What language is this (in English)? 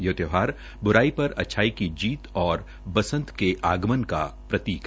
Hindi